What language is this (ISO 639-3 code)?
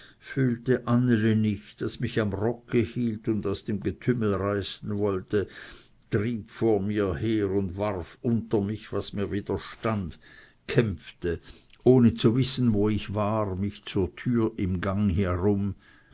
deu